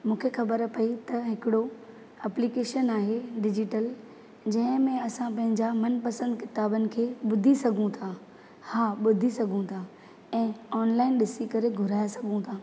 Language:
Sindhi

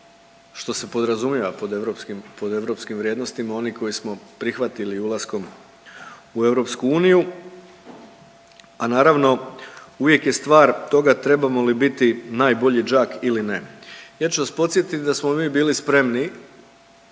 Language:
Croatian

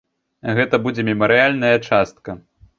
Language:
Belarusian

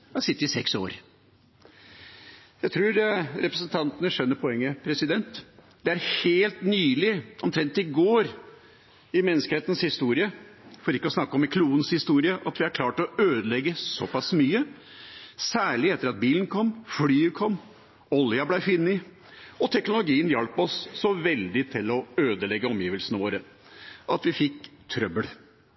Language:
Norwegian Bokmål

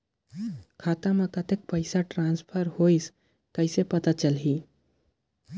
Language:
Chhattisgarhi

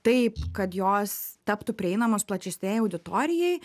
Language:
Lithuanian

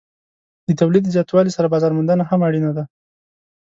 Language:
Pashto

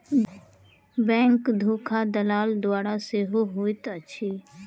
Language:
Maithili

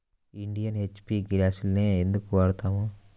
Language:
Telugu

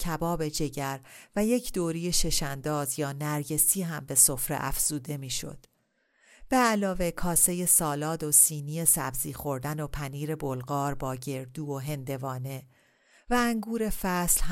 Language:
Persian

